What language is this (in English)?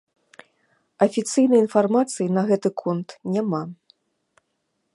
Belarusian